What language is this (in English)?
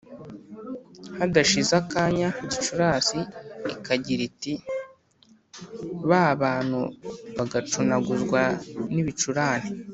Kinyarwanda